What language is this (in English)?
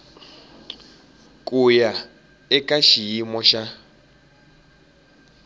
Tsonga